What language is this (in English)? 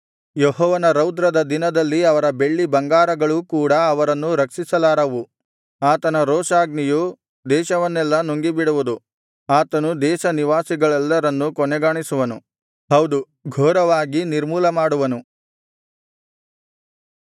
Kannada